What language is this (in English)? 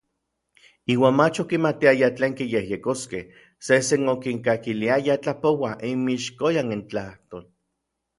Orizaba Nahuatl